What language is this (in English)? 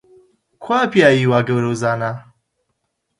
Central Kurdish